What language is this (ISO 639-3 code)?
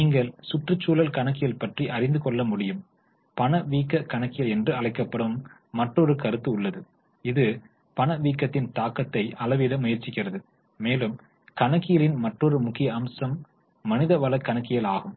tam